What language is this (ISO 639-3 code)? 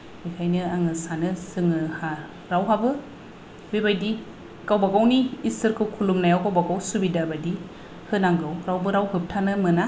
brx